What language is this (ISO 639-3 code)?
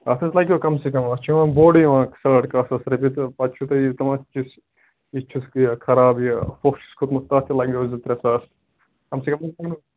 kas